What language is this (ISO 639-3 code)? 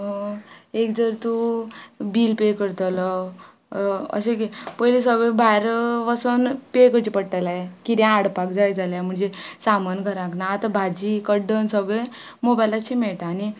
kok